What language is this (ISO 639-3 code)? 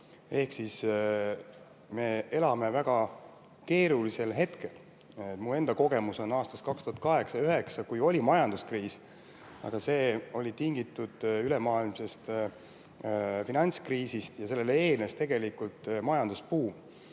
est